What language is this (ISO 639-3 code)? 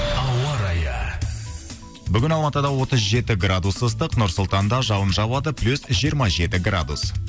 kaz